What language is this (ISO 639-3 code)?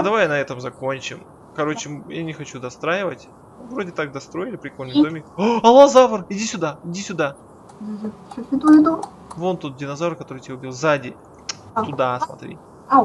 rus